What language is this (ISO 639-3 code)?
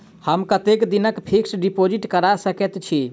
mai